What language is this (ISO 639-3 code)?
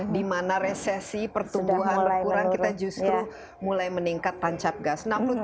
ind